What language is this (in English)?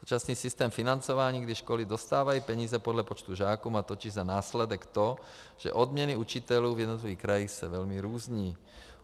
Czech